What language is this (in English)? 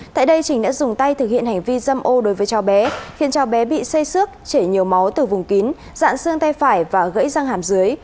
Vietnamese